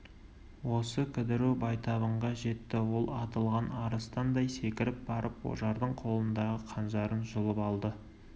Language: Kazakh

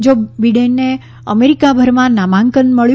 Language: Gujarati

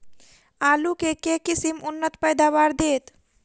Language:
Maithili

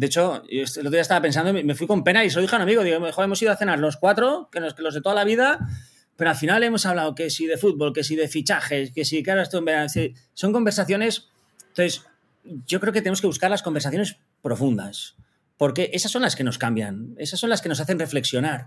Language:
Spanish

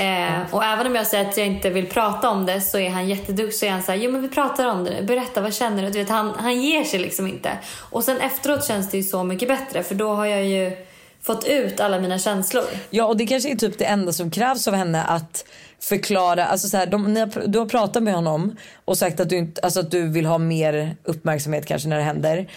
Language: Swedish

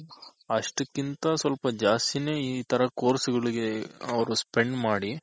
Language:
Kannada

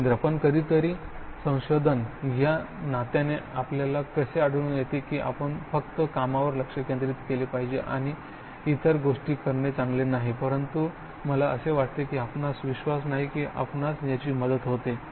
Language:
Marathi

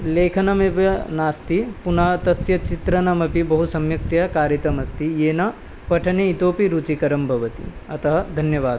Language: Sanskrit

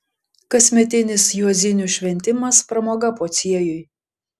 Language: Lithuanian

